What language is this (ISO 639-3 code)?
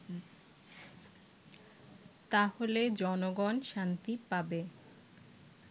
ben